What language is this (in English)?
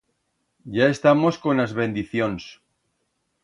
Aragonese